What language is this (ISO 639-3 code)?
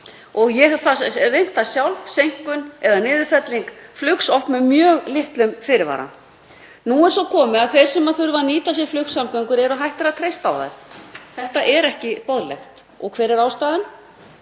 isl